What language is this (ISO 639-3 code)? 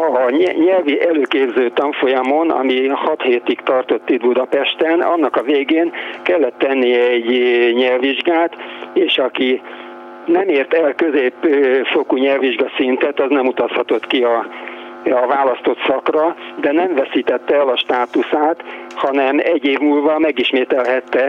hun